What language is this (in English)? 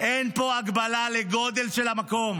Hebrew